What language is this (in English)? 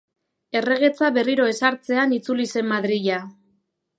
Basque